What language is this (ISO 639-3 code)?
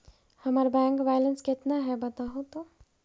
mag